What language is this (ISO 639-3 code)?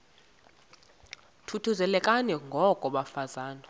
xho